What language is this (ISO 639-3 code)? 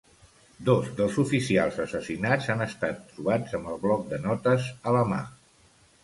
cat